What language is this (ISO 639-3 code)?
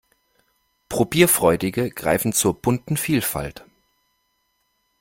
deu